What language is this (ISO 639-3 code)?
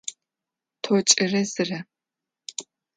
ady